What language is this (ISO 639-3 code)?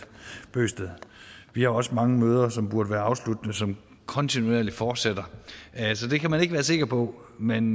dan